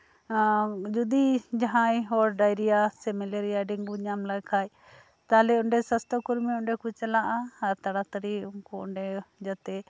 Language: Santali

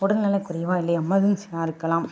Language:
Tamil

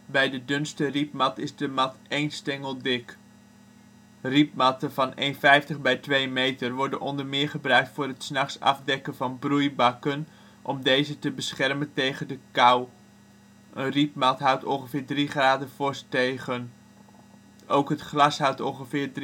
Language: Dutch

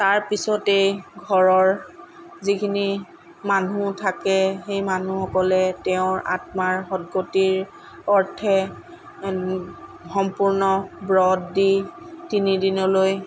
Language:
Assamese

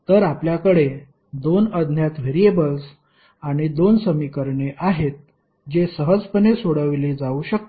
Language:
Marathi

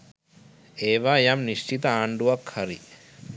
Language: Sinhala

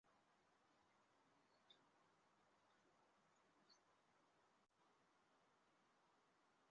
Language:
Chinese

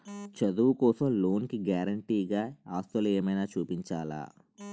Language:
Telugu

